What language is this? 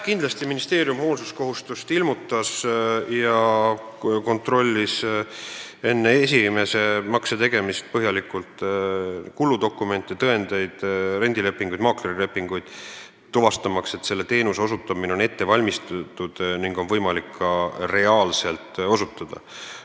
Estonian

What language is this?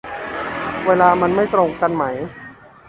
Thai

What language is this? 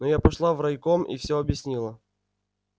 Russian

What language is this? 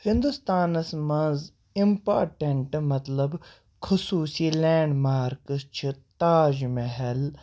Kashmiri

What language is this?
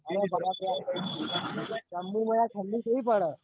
Gujarati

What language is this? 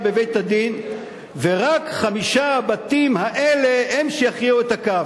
Hebrew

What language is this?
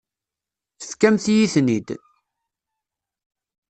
Kabyle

